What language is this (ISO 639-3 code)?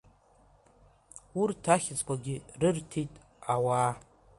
abk